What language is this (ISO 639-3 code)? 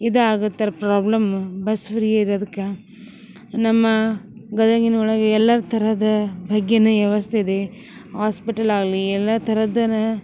kan